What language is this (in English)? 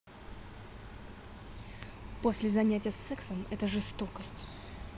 Russian